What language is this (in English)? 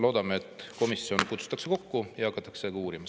Estonian